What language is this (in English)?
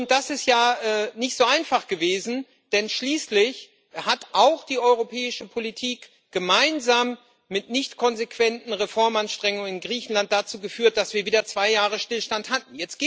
German